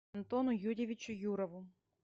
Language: Russian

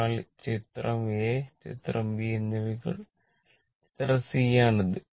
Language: Malayalam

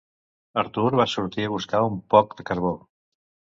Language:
Catalan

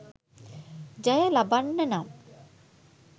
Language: Sinhala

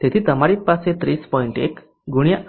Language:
Gujarati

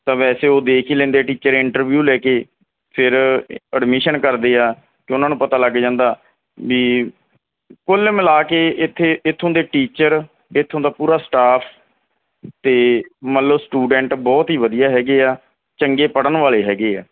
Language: Punjabi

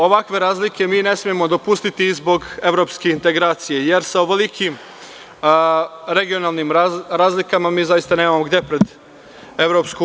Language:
Serbian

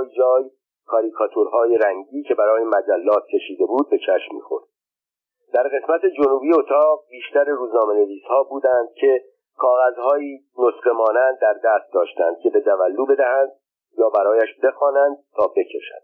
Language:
Persian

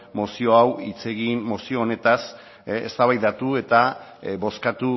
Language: Basque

